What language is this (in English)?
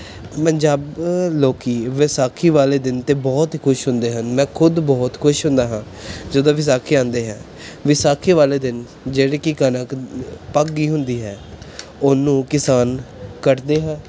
Punjabi